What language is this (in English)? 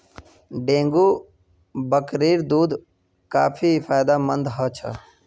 Magahi